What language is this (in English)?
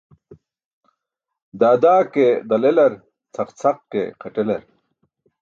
Burushaski